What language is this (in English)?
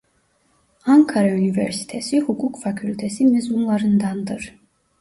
Turkish